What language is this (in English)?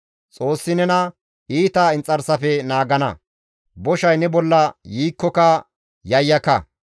Gamo